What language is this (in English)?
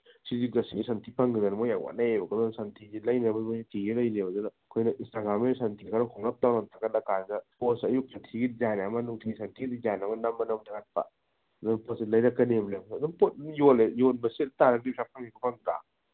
Manipuri